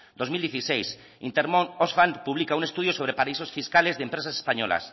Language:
Spanish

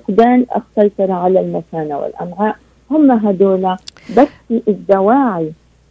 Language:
Arabic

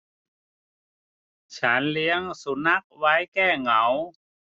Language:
Thai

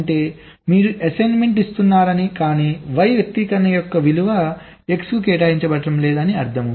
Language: Telugu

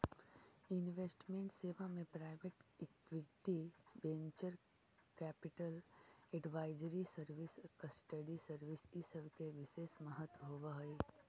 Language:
Magahi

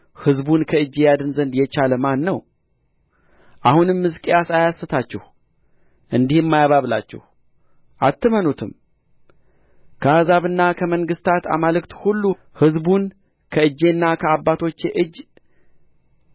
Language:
Amharic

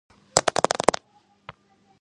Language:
Georgian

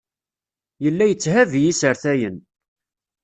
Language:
Kabyle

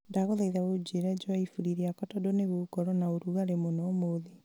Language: Kikuyu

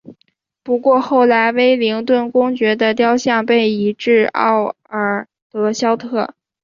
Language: Chinese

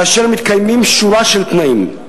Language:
Hebrew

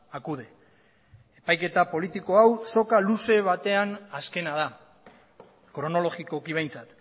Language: Basque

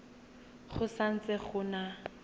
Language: Tswana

